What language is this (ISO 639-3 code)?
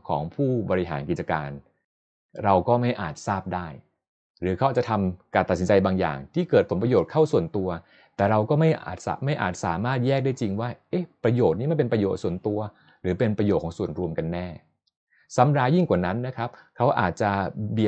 tha